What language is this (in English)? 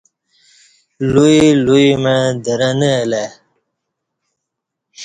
Kati